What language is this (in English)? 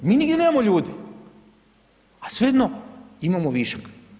Croatian